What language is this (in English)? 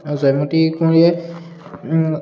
Assamese